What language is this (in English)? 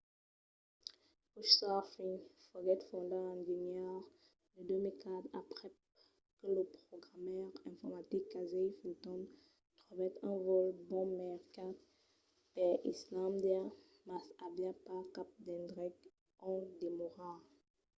Occitan